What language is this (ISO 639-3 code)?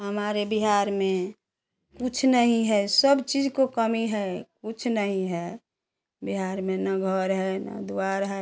hin